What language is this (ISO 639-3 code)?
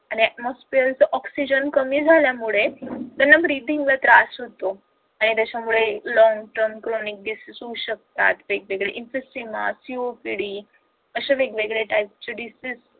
mar